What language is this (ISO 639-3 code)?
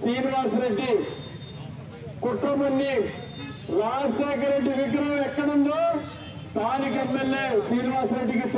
tur